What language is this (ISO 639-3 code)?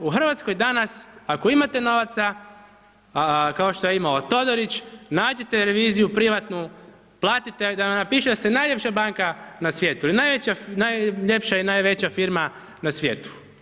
hrv